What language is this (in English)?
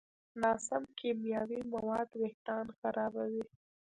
Pashto